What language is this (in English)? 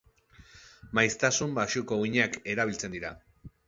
Basque